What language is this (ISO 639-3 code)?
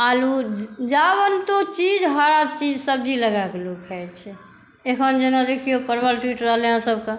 mai